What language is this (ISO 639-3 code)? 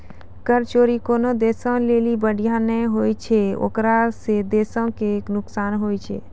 mai